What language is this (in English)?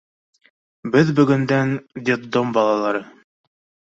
Bashkir